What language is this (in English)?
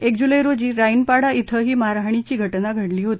Marathi